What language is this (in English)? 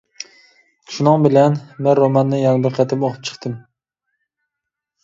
Uyghur